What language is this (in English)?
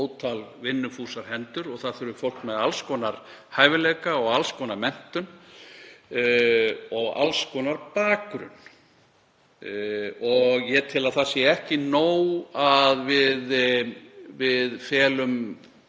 Icelandic